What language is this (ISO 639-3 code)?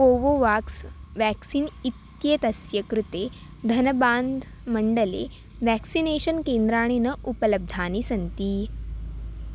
san